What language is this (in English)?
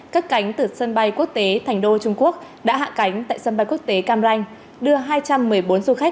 Vietnamese